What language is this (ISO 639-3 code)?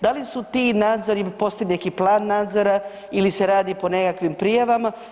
hrv